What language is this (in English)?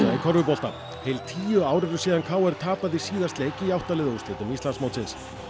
Icelandic